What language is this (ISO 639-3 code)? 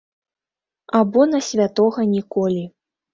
bel